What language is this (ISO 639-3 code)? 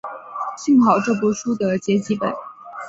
zho